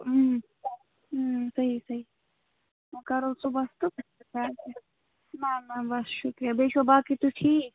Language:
Kashmiri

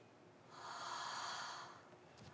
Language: Japanese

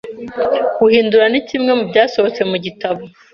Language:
Kinyarwanda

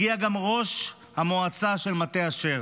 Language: Hebrew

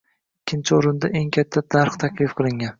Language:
Uzbek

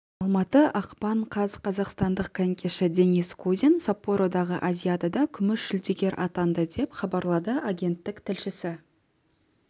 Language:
Kazakh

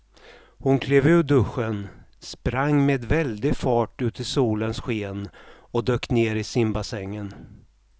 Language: Swedish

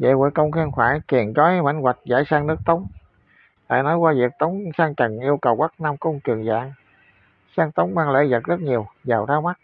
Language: Vietnamese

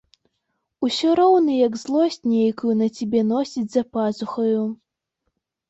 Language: Belarusian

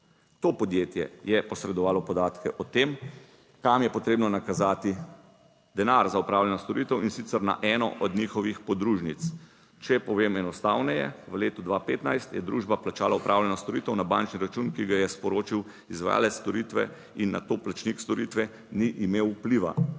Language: Slovenian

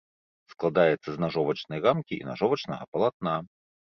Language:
Belarusian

